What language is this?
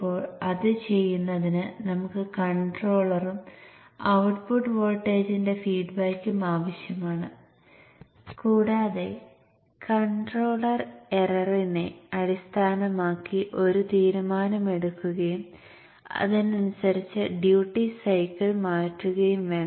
Malayalam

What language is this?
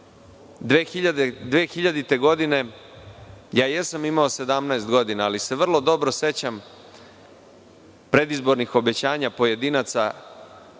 Serbian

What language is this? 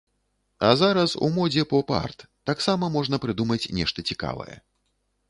Belarusian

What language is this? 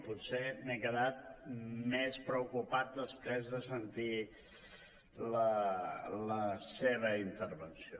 Catalan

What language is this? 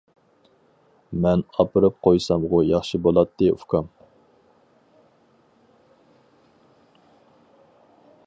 Uyghur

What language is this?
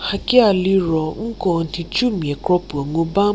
Angami Naga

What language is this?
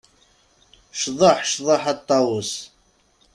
Kabyle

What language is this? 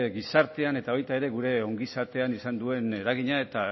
Basque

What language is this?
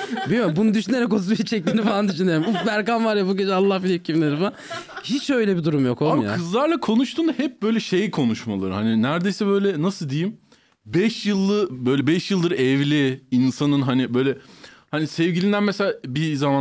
Turkish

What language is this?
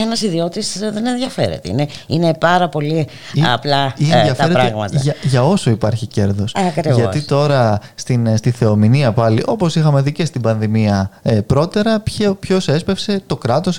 Greek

